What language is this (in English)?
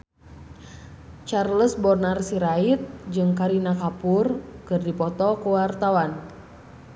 Sundanese